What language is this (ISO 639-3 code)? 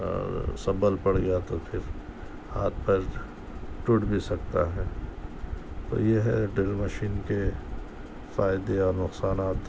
urd